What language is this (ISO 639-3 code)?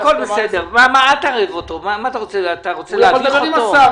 heb